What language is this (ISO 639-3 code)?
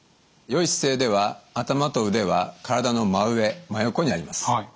jpn